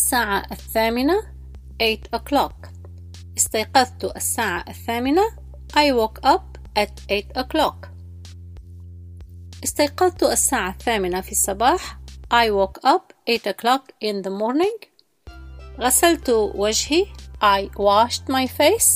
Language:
Arabic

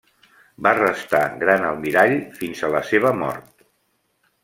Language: Catalan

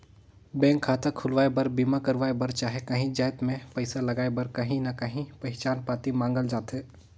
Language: Chhattisgarhi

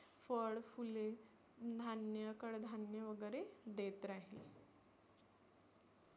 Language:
Marathi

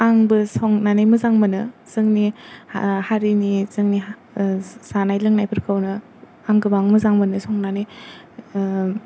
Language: Bodo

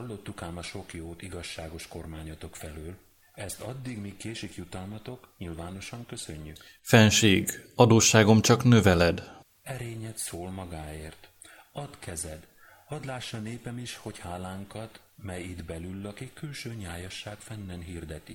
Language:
Hungarian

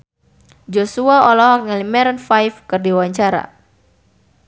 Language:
Sundanese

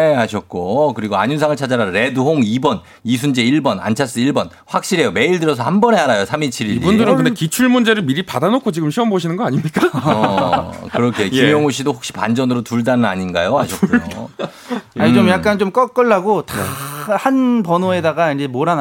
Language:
Korean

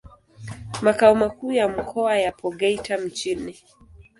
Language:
Swahili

